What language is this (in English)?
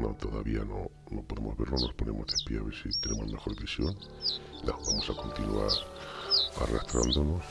Spanish